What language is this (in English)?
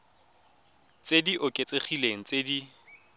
Tswana